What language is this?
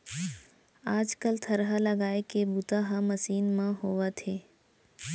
Chhattisgarhi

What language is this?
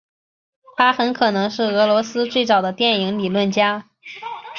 Chinese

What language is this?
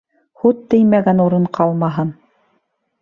Bashkir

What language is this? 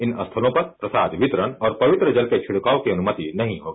Hindi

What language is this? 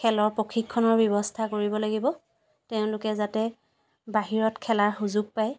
Assamese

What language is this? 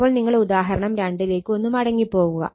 Malayalam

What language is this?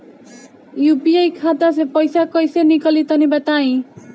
Bhojpuri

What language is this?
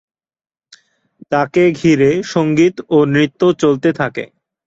Bangla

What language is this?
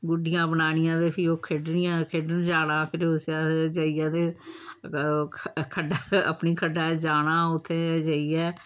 Dogri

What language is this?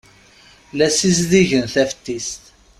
Kabyle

